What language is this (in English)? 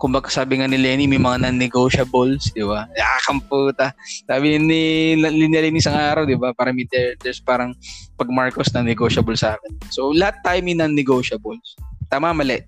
Filipino